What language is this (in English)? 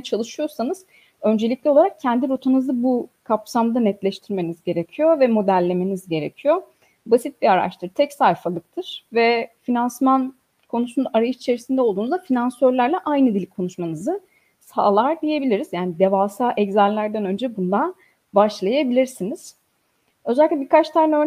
Turkish